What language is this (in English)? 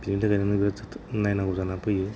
Bodo